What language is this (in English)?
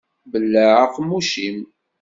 Kabyle